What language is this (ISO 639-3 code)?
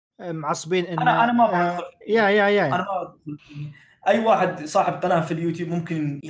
ara